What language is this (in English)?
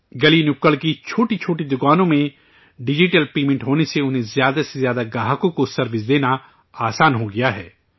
Urdu